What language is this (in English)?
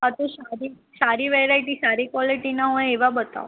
Gujarati